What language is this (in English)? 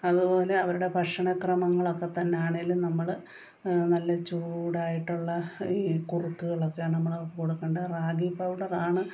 Malayalam